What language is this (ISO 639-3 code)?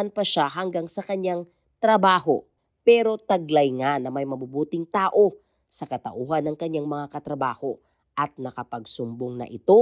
fil